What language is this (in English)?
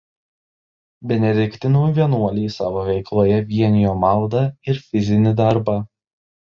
Lithuanian